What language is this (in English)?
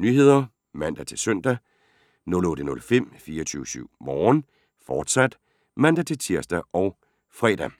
Danish